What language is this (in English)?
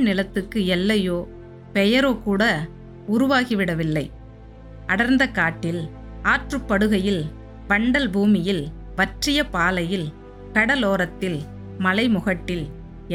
Tamil